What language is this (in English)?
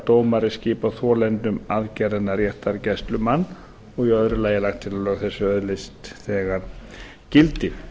Icelandic